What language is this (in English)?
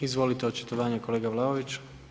Croatian